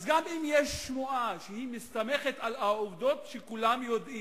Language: Hebrew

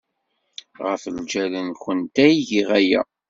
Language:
Kabyle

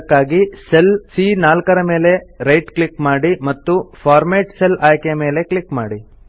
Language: Kannada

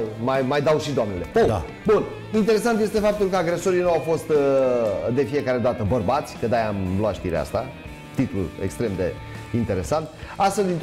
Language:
Romanian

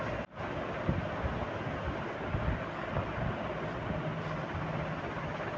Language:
Maithili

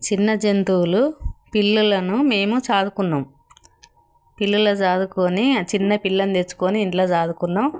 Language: Telugu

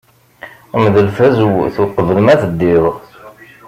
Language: Kabyle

